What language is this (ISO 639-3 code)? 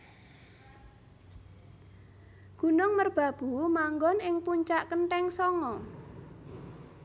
jav